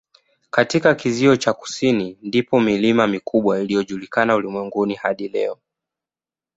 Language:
Swahili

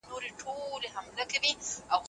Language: Pashto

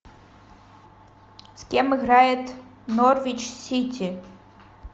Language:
Russian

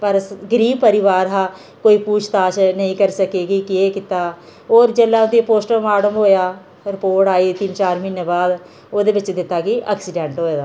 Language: Dogri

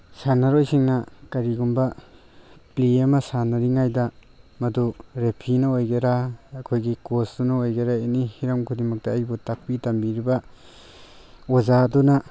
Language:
Manipuri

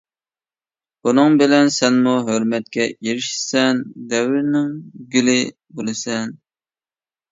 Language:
Uyghur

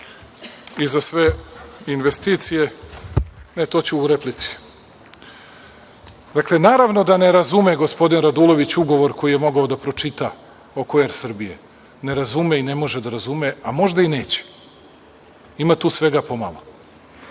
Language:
Serbian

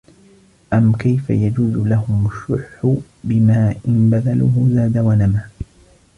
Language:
Arabic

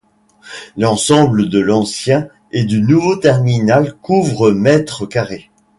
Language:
French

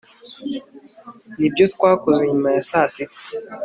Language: Kinyarwanda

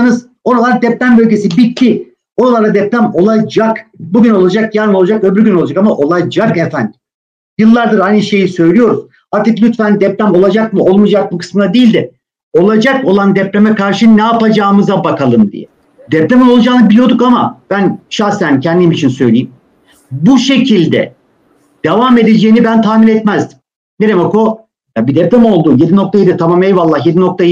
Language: Turkish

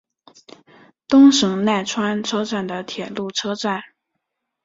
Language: Chinese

